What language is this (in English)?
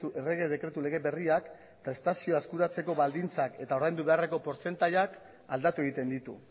Basque